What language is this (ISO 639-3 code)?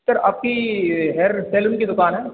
hin